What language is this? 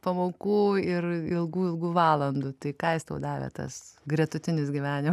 Lithuanian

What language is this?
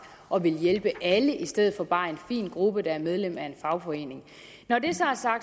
Danish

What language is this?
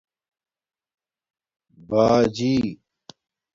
Domaaki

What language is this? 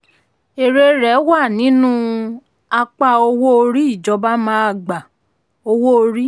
Yoruba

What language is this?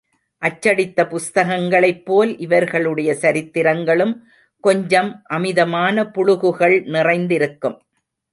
Tamil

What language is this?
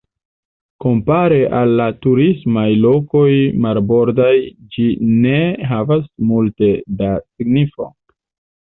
Esperanto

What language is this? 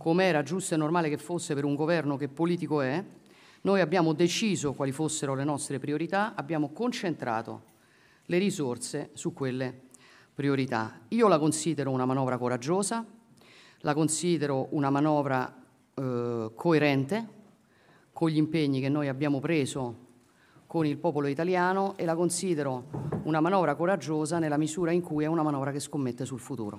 Italian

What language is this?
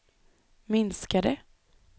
Swedish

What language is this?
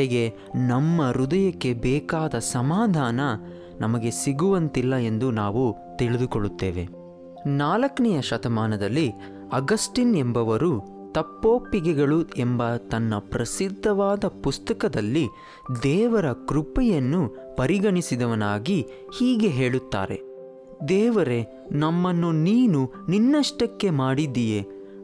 Kannada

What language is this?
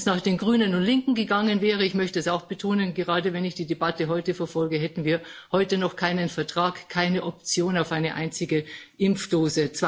German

